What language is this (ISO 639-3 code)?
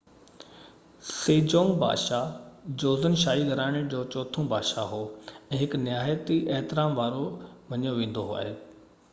snd